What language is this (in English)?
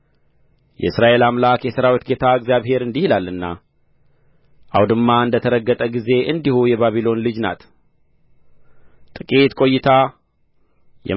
Amharic